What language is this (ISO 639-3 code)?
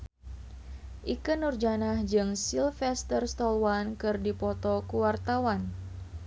sun